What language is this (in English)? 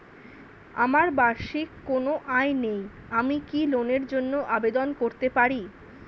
Bangla